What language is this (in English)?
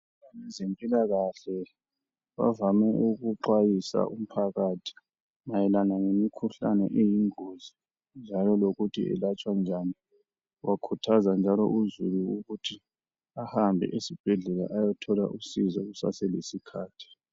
North Ndebele